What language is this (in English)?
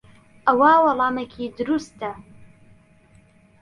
Central Kurdish